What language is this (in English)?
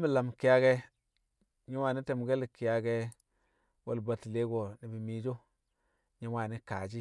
Kamo